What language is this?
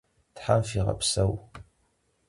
Kabardian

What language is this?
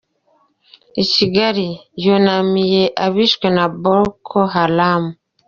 Kinyarwanda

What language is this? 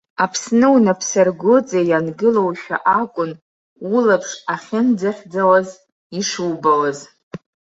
Abkhazian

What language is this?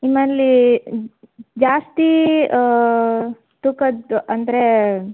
Kannada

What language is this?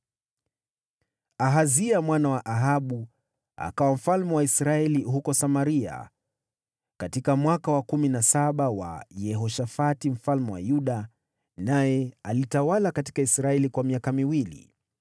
Swahili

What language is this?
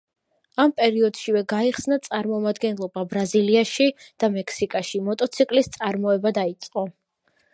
Georgian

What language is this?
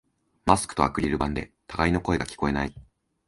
Japanese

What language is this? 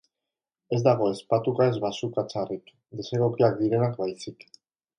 Basque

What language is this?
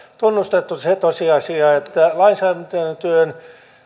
Finnish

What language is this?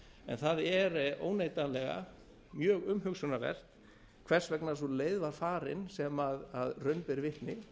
Icelandic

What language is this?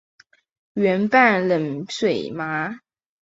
Chinese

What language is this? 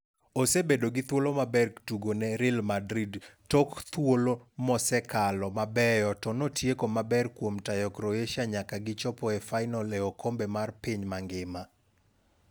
Luo (Kenya and Tanzania)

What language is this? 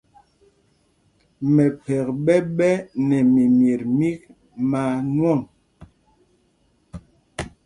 Mpumpong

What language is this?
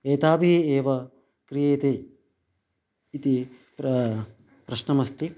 Sanskrit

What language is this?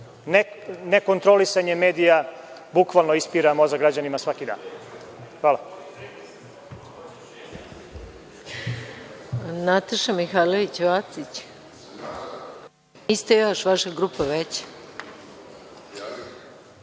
Serbian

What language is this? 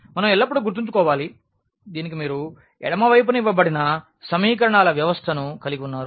Telugu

